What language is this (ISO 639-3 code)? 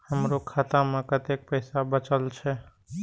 mai